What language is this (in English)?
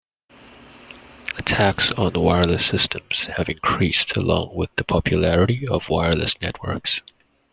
English